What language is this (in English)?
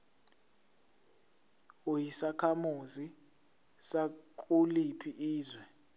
Zulu